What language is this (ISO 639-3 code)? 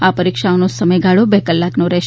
guj